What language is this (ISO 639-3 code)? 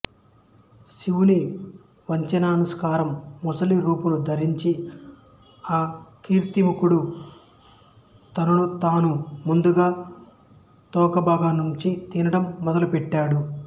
tel